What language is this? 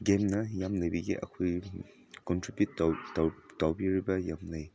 Manipuri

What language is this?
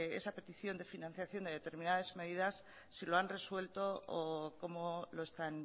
Spanish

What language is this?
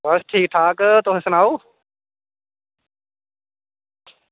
Dogri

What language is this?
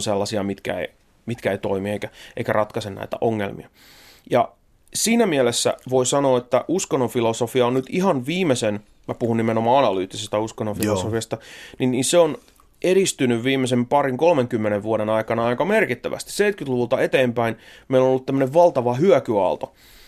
Finnish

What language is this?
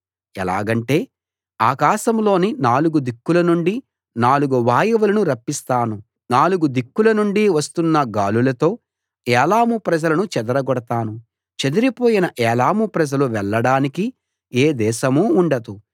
Telugu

